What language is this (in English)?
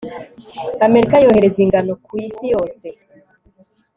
Kinyarwanda